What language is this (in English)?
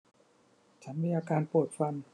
Thai